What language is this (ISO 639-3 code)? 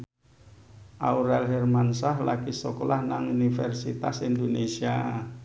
jav